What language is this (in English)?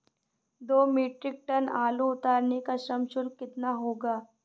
Hindi